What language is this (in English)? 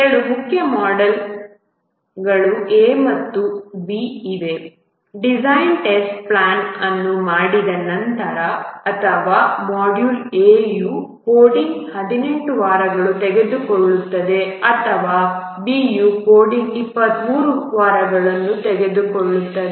Kannada